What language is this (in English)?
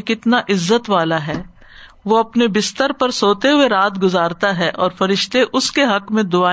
Urdu